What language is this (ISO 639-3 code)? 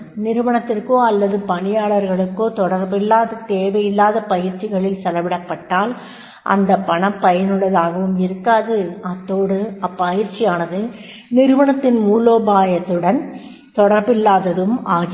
tam